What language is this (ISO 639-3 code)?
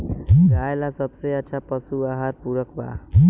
bho